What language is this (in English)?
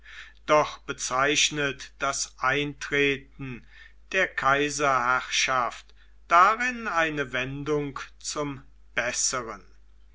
German